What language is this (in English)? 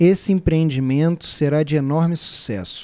Portuguese